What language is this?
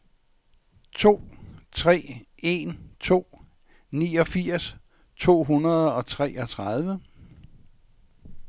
Danish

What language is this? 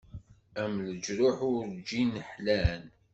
Kabyle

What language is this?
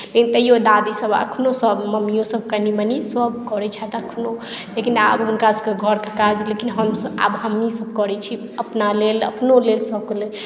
Maithili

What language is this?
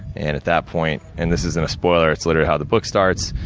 English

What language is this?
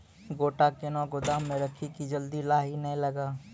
Maithili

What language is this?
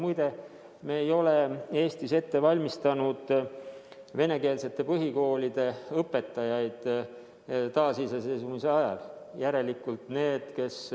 Estonian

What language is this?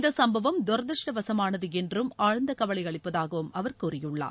Tamil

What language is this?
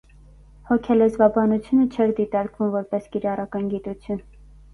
Armenian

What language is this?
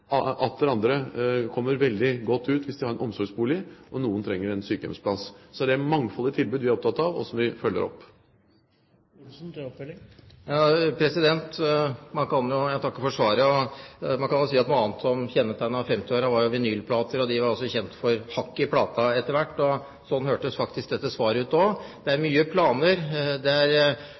Norwegian Bokmål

